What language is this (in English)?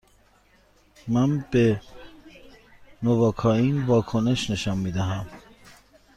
Persian